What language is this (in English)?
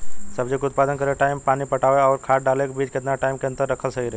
Bhojpuri